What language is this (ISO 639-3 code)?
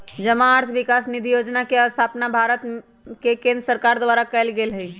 mag